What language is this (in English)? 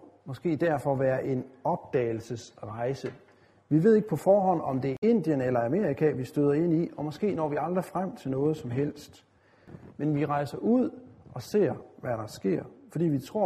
Danish